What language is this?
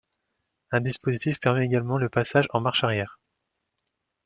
French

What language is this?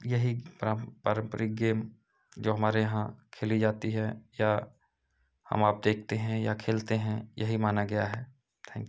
Hindi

